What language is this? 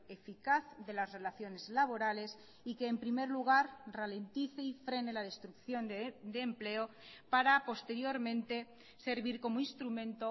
Spanish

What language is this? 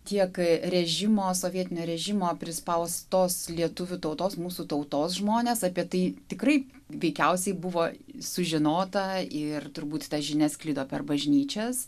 Lithuanian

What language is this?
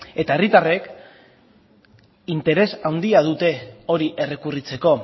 Basque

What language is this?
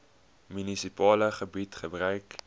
Afrikaans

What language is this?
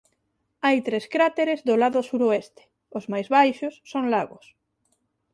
Galician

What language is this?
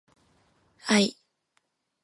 Japanese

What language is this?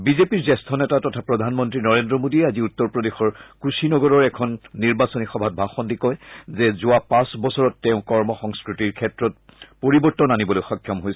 Assamese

